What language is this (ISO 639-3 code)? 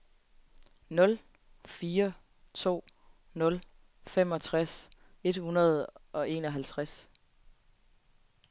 dan